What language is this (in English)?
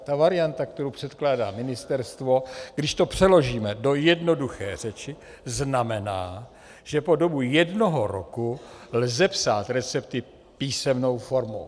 Czech